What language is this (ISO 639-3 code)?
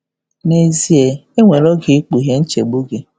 ibo